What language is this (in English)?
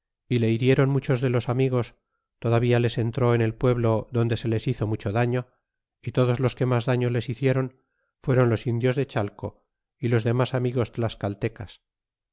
Spanish